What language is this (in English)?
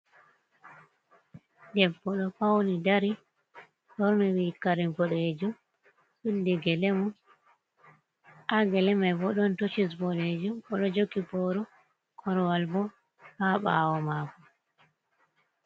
Fula